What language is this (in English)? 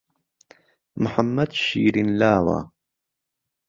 Central Kurdish